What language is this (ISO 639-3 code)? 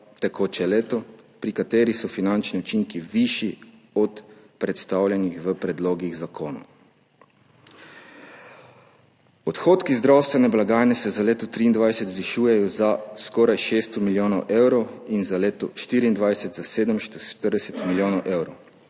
slv